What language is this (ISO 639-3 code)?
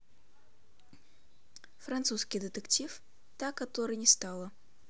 rus